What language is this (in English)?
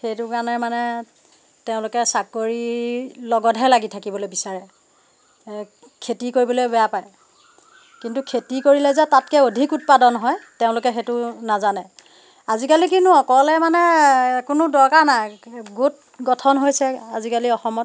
Assamese